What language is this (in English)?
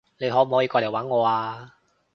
Cantonese